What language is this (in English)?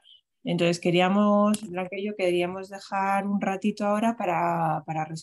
Spanish